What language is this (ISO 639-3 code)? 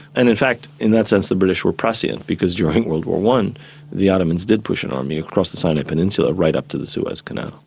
eng